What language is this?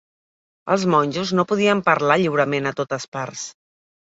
Catalan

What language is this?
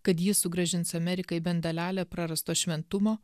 Lithuanian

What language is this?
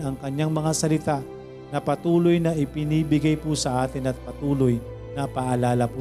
Filipino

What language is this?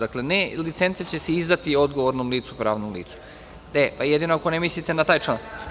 Serbian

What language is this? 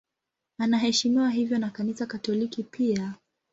Swahili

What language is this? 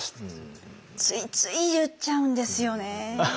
Japanese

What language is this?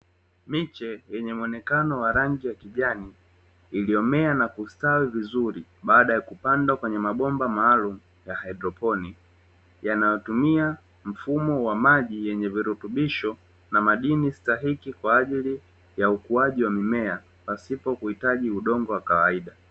Swahili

